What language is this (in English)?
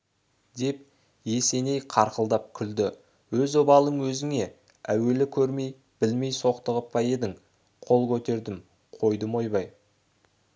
Kazakh